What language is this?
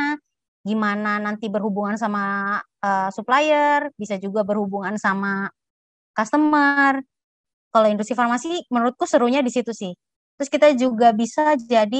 Indonesian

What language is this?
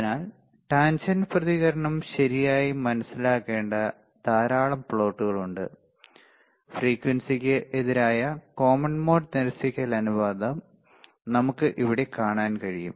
Malayalam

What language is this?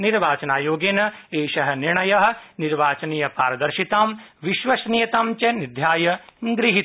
Sanskrit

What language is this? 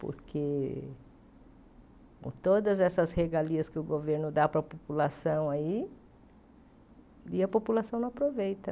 Portuguese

